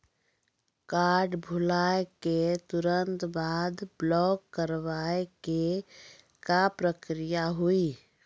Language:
Maithili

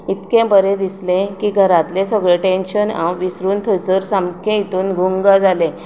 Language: Konkani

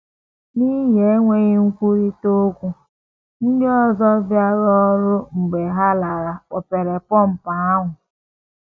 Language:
Igbo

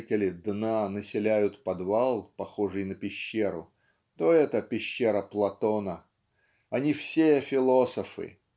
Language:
Russian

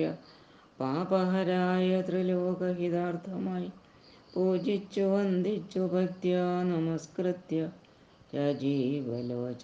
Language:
Malayalam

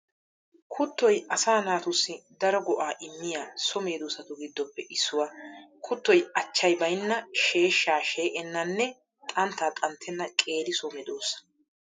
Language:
Wolaytta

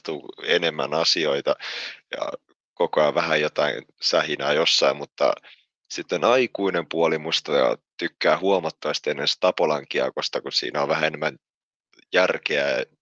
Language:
Finnish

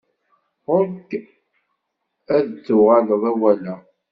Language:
Kabyle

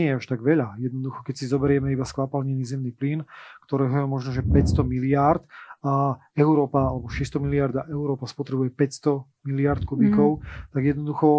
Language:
Slovak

